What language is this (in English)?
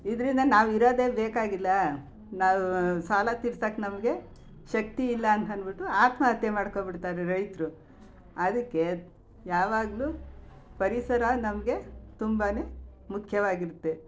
Kannada